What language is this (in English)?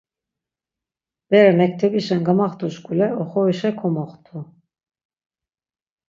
Laz